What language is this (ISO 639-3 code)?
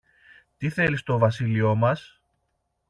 ell